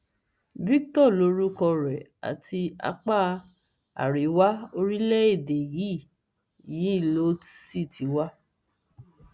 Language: Yoruba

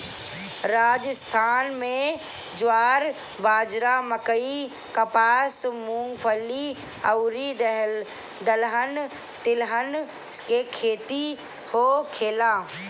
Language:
Bhojpuri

